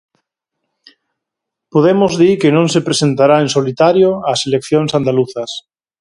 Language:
Galician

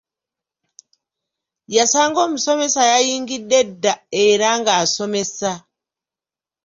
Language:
Ganda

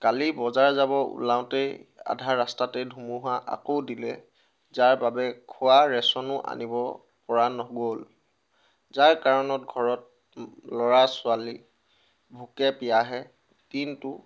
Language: Assamese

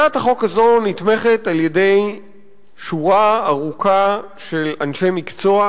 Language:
Hebrew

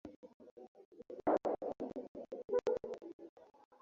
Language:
Swahili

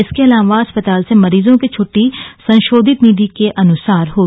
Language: Hindi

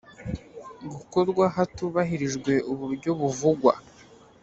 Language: Kinyarwanda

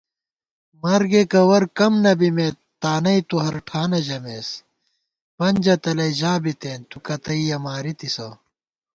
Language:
Gawar-Bati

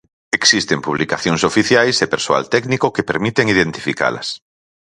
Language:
Galician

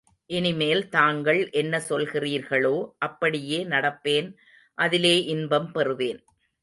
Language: Tamil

